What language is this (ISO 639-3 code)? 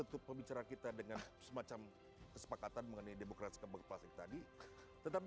ind